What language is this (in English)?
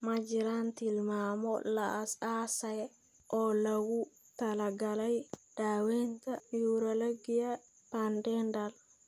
Somali